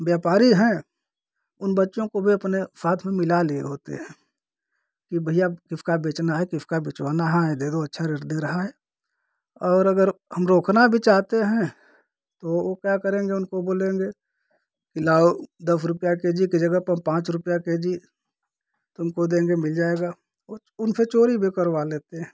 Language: Hindi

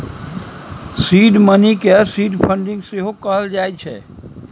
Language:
Maithili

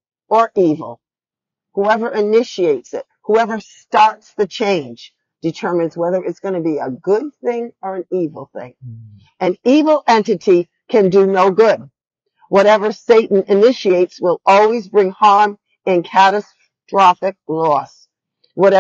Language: English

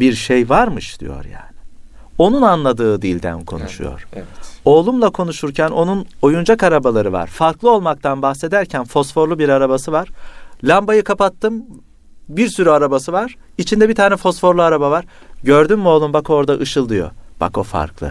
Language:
Turkish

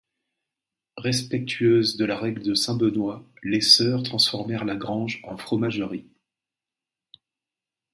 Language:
French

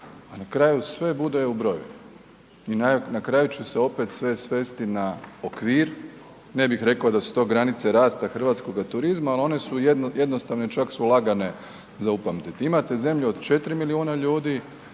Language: Croatian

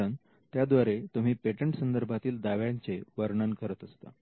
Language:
Marathi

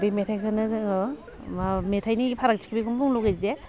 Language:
Bodo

